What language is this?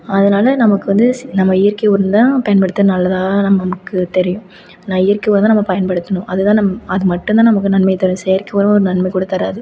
Tamil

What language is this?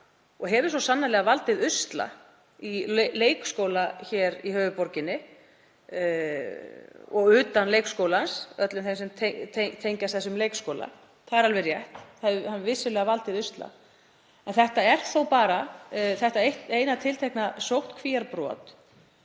Icelandic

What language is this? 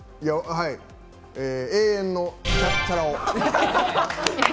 Japanese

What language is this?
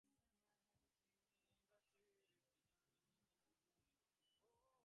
Bangla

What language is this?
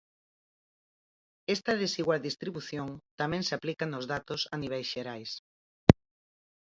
Galician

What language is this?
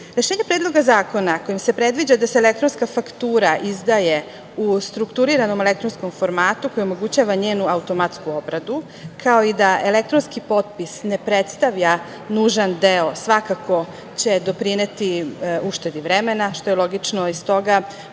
Serbian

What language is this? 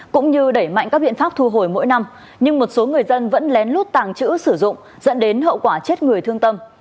Vietnamese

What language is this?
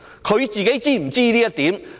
Cantonese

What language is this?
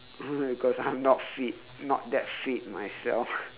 English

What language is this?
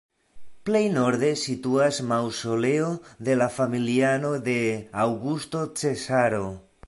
Esperanto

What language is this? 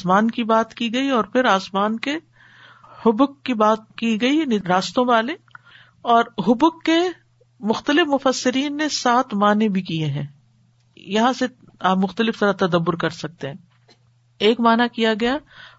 Urdu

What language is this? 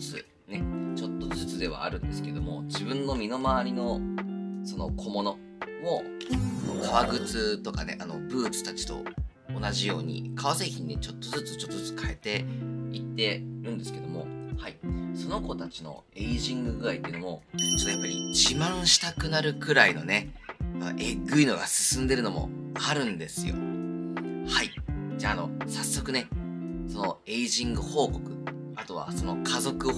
Japanese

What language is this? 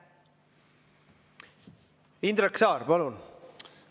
Estonian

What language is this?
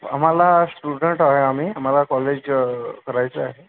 Marathi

